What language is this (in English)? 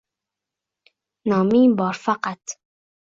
Uzbek